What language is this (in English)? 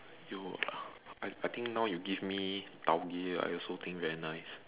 English